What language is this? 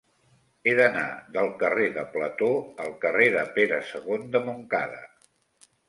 Catalan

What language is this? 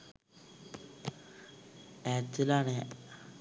Sinhala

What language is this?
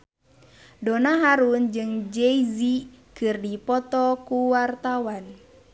Sundanese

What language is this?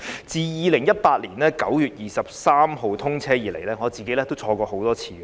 Cantonese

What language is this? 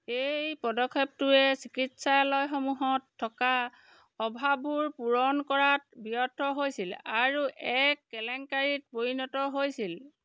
Assamese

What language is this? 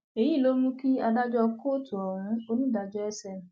Yoruba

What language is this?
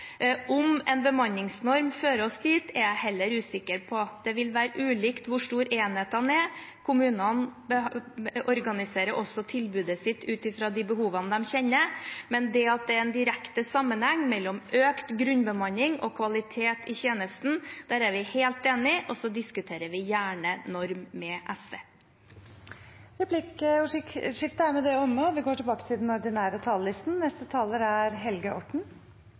Norwegian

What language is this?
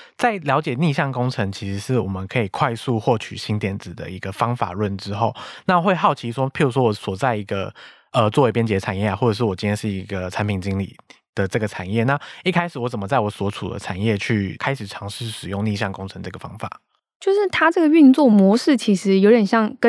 Chinese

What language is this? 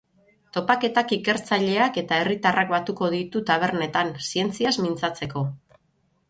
Basque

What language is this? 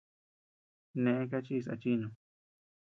Tepeuxila Cuicatec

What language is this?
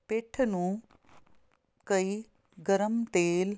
Punjabi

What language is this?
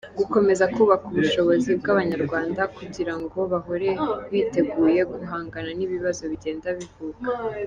Kinyarwanda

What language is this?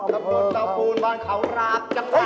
Thai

